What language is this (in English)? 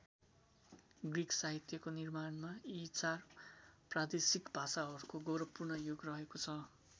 Nepali